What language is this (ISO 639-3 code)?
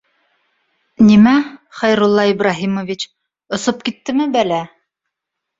bak